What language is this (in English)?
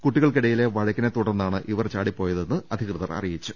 Malayalam